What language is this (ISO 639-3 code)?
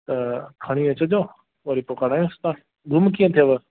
snd